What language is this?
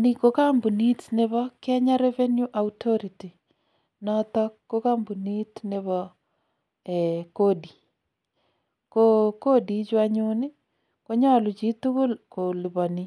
Kalenjin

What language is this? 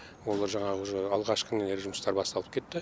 Kazakh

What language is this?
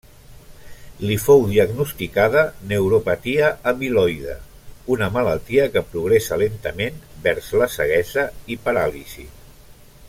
Catalan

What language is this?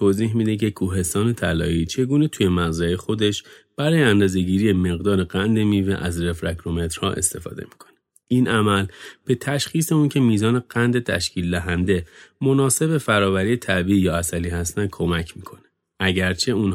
Persian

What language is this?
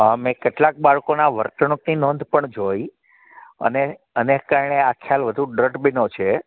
Gujarati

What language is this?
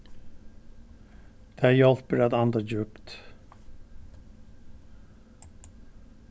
Faroese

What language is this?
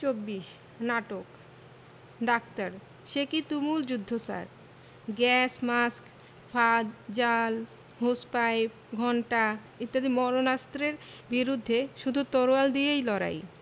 Bangla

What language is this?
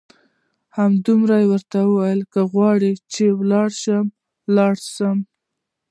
Pashto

